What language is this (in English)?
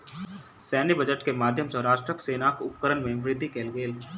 Maithili